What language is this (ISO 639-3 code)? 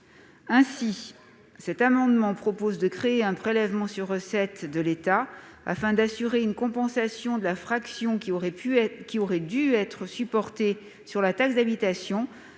fra